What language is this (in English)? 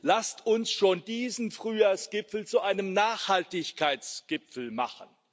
German